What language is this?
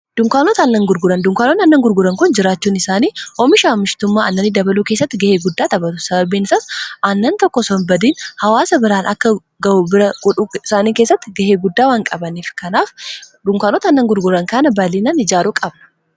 Oromo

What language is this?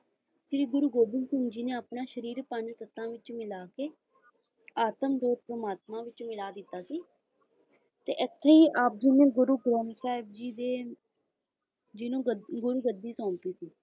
Punjabi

